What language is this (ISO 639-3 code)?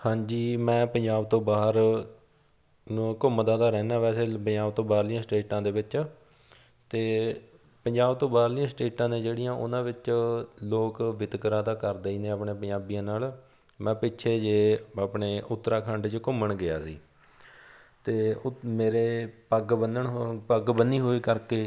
pan